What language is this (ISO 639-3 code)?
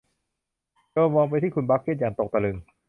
tha